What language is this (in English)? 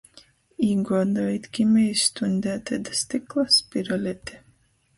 Latgalian